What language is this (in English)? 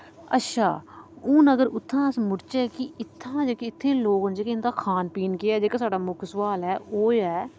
Dogri